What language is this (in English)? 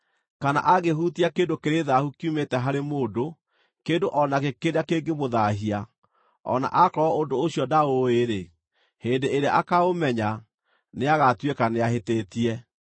Kikuyu